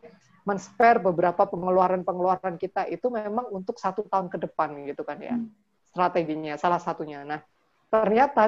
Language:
Indonesian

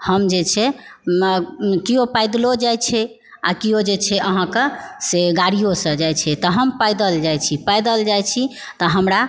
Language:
Maithili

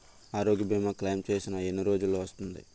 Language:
Telugu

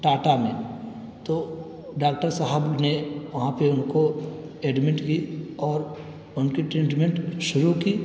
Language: Urdu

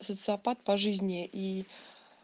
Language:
Russian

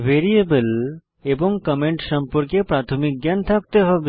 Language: Bangla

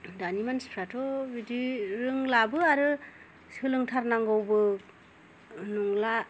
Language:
Bodo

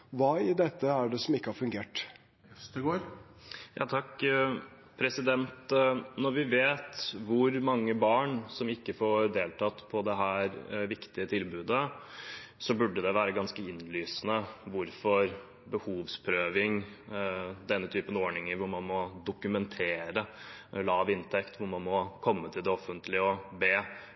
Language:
Norwegian Bokmål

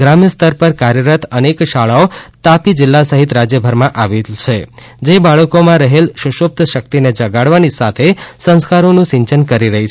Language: Gujarati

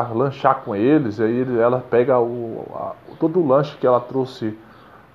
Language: Portuguese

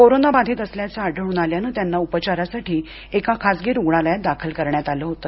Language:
Marathi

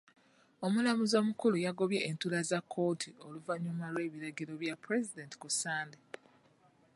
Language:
Ganda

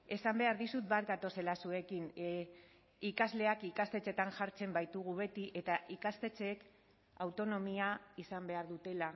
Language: Basque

